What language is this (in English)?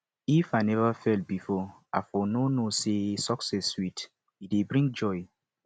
Nigerian Pidgin